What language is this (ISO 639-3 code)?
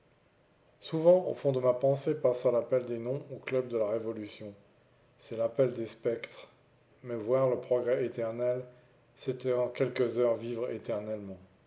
fra